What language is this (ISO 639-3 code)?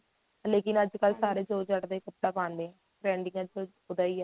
pan